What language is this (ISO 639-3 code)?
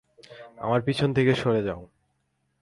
ben